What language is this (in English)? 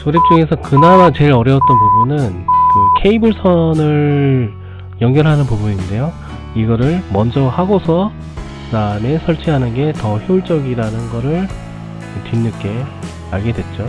Korean